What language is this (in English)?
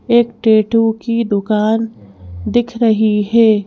Hindi